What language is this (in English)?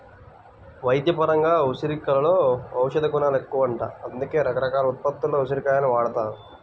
Telugu